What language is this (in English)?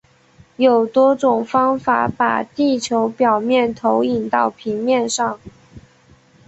Chinese